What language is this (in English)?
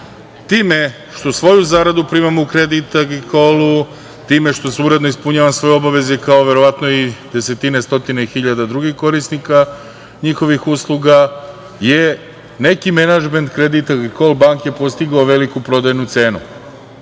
Serbian